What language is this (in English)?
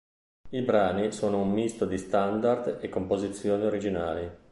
Italian